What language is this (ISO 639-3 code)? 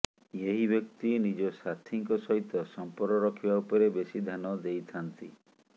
ori